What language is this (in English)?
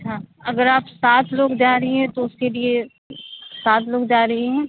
Urdu